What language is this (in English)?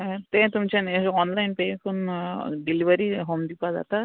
Konkani